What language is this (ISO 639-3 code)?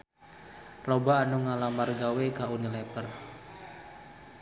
sun